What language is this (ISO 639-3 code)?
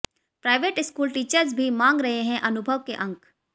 hin